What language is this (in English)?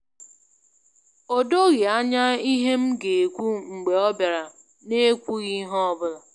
Igbo